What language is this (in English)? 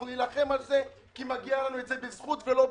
Hebrew